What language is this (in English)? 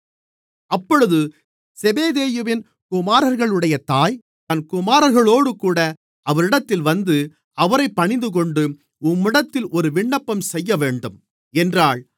Tamil